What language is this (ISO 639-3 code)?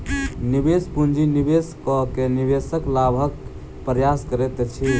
mai